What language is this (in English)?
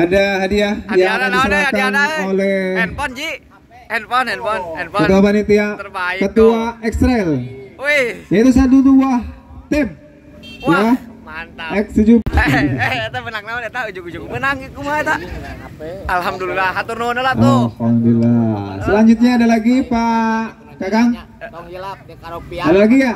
Indonesian